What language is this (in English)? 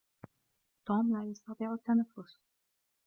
Arabic